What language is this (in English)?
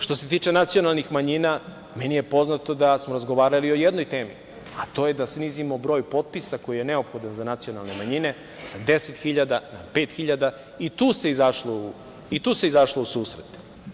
Serbian